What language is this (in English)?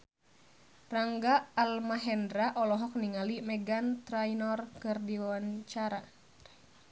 Sundanese